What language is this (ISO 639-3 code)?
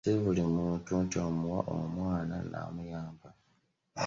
lug